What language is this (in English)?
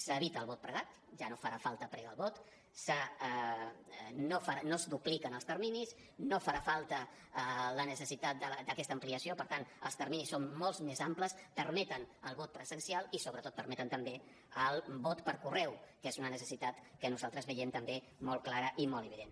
Catalan